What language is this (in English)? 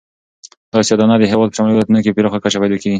Pashto